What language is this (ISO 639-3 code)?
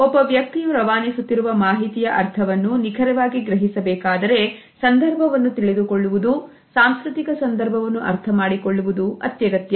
kan